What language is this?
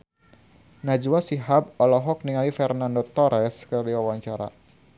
Sundanese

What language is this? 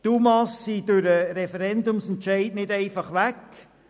Swiss German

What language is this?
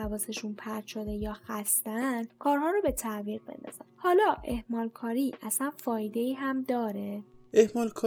Persian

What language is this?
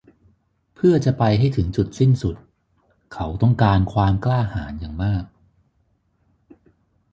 Thai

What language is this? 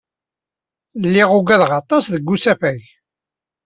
Kabyle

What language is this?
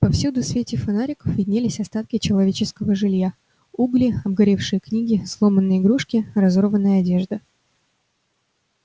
Russian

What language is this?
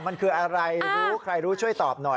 Thai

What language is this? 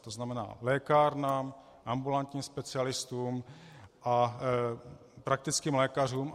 Czech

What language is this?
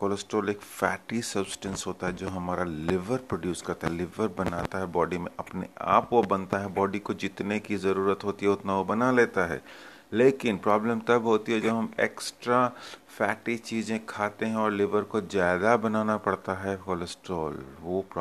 Hindi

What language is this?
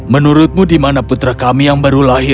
Indonesian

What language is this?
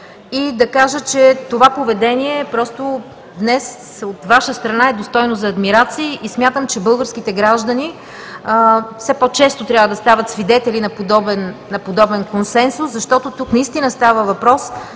Bulgarian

